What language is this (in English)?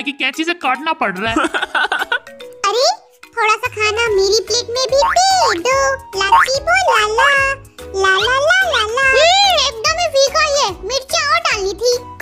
Thai